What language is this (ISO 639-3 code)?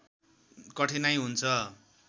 nep